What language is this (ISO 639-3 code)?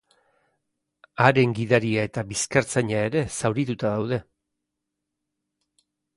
eus